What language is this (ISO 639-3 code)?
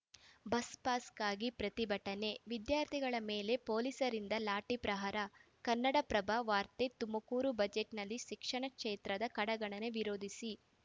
kan